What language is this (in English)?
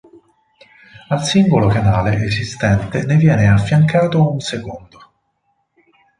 Italian